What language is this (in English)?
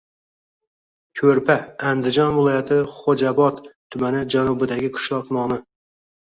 Uzbek